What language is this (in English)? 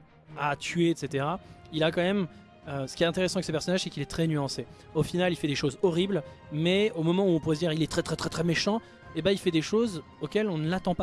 French